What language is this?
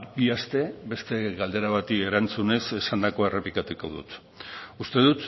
Basque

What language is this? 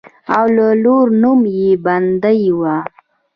Pashto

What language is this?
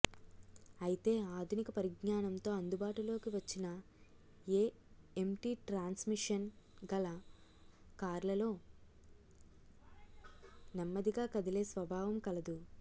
Telugu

